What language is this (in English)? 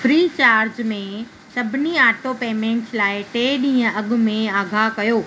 Sindhi